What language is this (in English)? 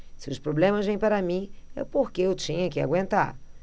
Portuguese